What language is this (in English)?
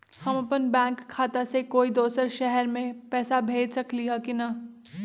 Magahi